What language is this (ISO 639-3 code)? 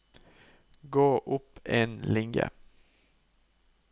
nor